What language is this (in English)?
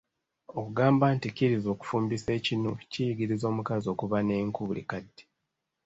Ganda